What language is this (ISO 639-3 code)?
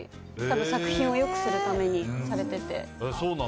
jpn